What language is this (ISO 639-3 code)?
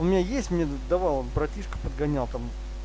rus